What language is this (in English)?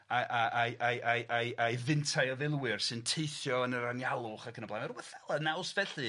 Welsh